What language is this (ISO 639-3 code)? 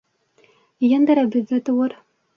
bak